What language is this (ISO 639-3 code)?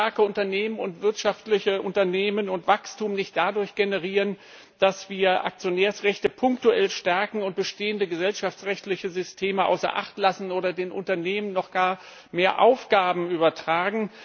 deu